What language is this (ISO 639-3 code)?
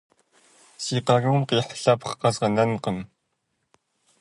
kbd